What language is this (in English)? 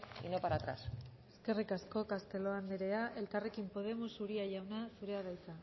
Basque